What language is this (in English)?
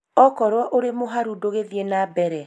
Kikuyu